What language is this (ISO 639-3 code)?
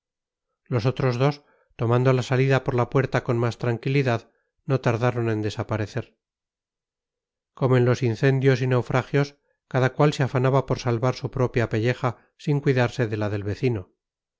spa